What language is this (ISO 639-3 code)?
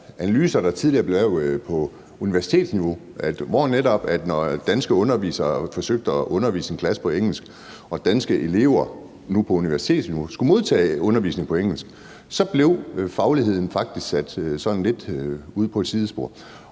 dan